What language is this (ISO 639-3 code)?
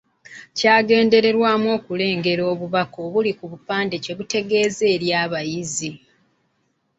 lug